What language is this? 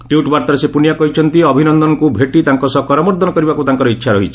Odia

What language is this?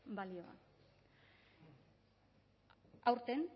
Basque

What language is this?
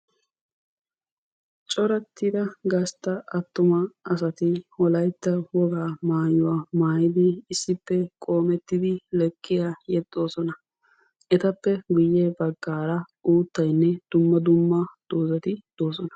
Wolaytta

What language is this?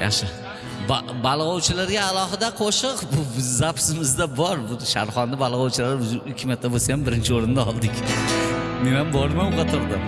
Turkish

